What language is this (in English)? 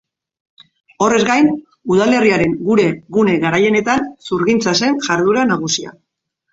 Basque